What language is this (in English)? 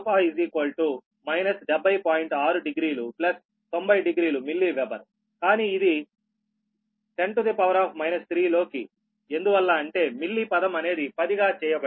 Telugu